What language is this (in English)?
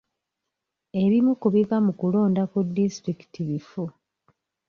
Ganda